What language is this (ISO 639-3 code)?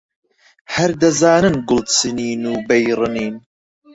ckb